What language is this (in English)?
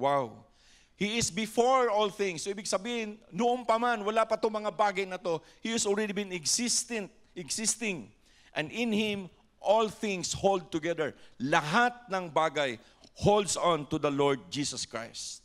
Filipino